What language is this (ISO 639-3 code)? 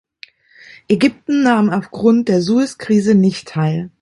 deu